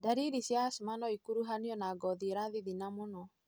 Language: Kikuyu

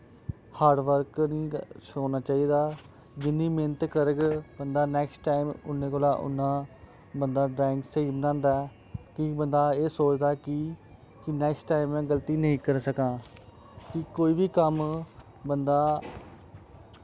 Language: Dogri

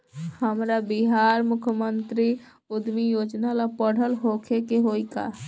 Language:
Bhojpuri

